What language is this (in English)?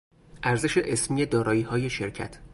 Persian